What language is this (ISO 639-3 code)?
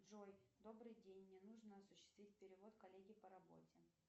rus